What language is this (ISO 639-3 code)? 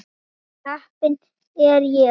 isl